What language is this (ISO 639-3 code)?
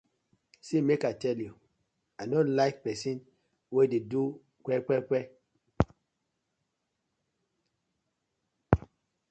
pcm